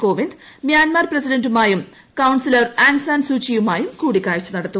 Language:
Malayalam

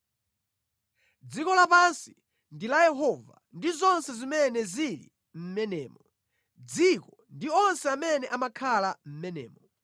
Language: Nyanja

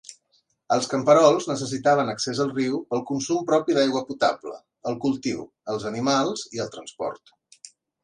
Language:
Catalan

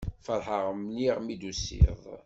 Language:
Kabyle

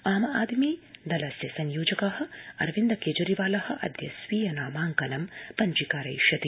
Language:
Sanskrit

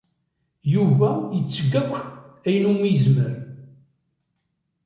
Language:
Kabyle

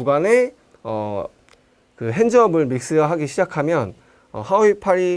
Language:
Korean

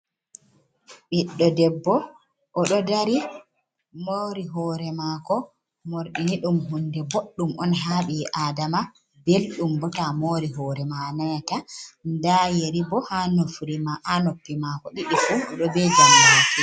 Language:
Fula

